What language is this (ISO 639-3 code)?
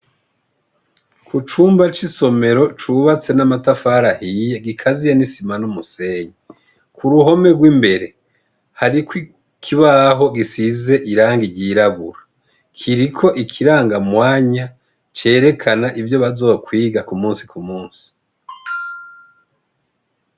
run